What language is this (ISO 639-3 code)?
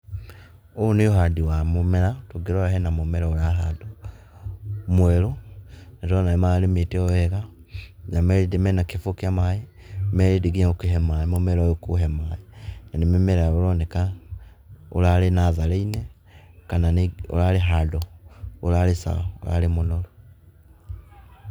kik